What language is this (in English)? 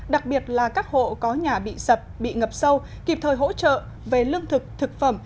Vietnamese